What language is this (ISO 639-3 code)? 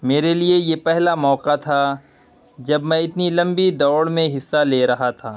urd